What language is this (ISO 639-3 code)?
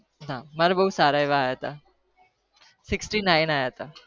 guj